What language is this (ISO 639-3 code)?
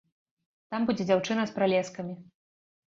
bel